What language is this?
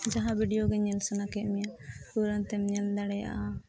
Santali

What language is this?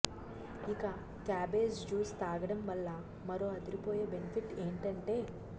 Telugu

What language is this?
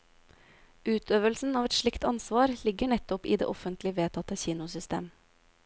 Norwegian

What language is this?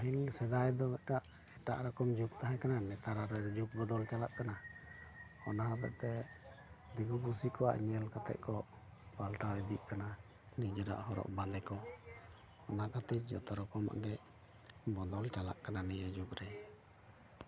Santali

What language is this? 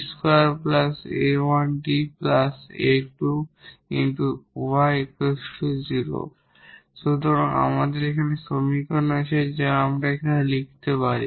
Bangla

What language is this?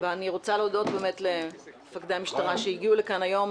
Hebrew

